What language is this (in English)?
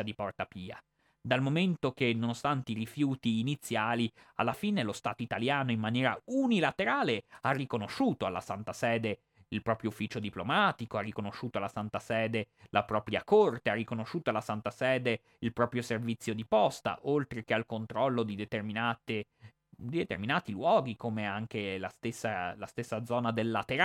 Italian